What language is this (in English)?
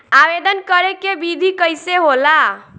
Bhojpuri